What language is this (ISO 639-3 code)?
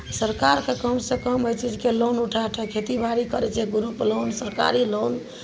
mai